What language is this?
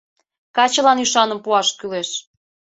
Mari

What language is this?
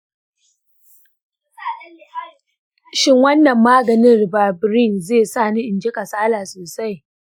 Hausa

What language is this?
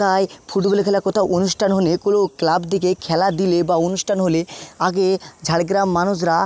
Bangla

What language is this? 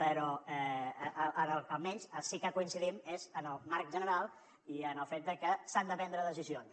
Catalan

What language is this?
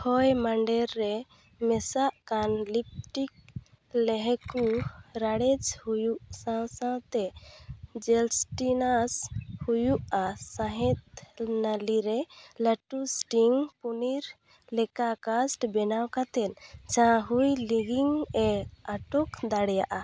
Santali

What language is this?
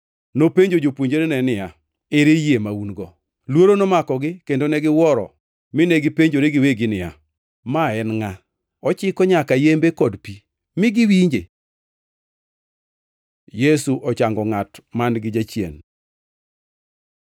Luo (Kenya and Tanzania)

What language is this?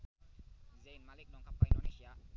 Sundanese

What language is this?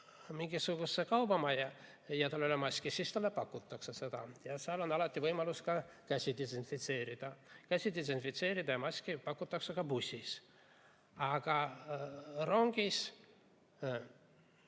Estonian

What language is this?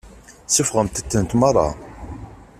Kabyle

